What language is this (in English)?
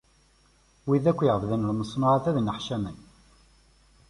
Kabyle